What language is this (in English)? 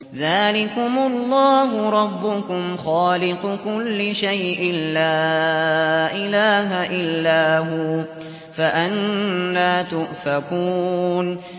Arabic